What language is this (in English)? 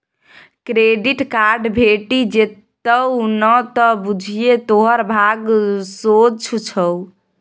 Maithili